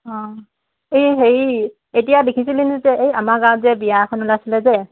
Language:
Assamese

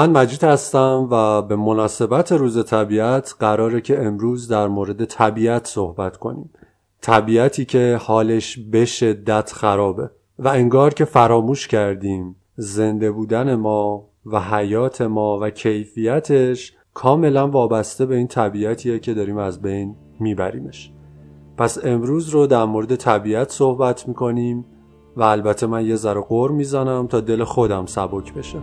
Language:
Persian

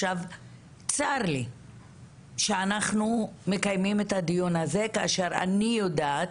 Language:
Hebrew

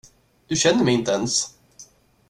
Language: Swedish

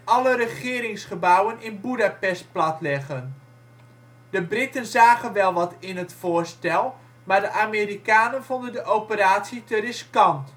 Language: Dutch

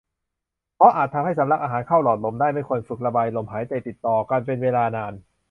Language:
Thai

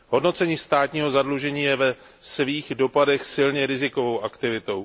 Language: Czech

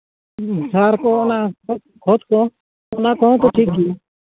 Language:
Santali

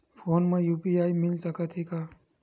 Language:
Chhattisgarhi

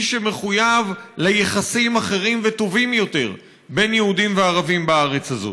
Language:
Hebrew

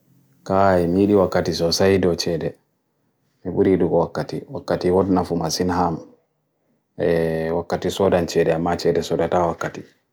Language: Bagirmi Fulfulde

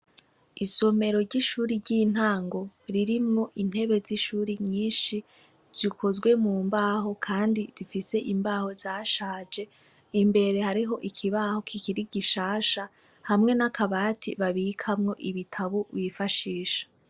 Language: Rundi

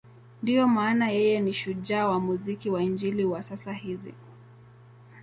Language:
Swahili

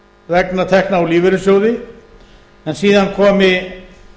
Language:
Icelandic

